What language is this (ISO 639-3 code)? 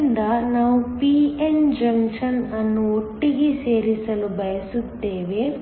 kan